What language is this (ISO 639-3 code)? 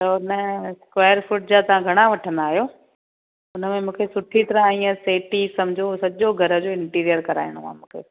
snd